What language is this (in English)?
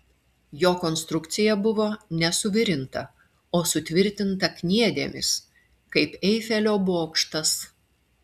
Lithuanian